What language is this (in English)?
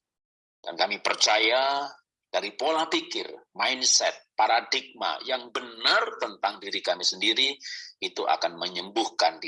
Indonesian